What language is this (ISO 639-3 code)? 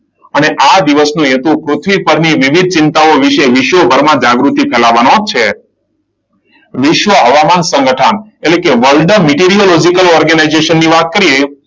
guj